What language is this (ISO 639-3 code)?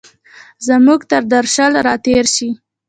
pus